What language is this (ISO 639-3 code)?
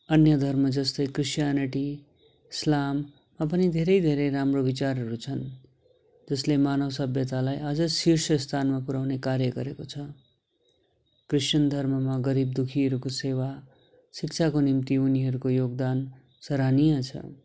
nep